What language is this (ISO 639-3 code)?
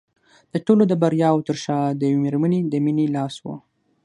pus